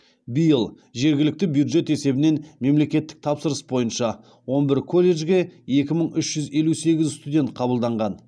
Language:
Kazakh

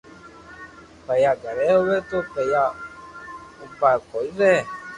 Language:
Loarki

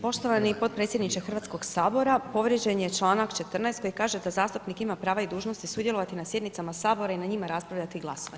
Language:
Croatian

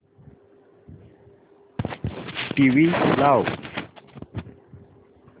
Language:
Marathi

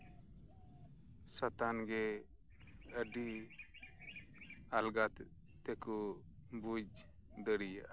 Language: Santali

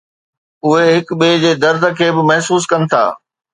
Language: Sindhi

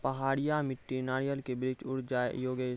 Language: Maithili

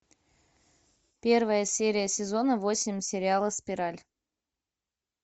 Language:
Russian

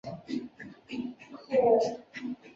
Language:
Chinese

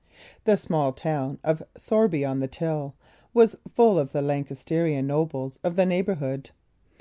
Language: English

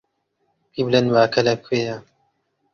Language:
Central Kurdish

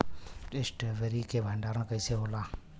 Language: Bhojpuri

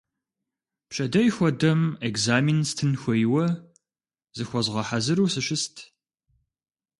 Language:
Kabardian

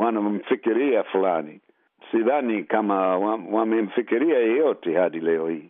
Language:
Swahili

